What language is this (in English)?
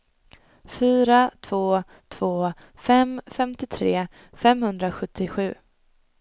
Swedish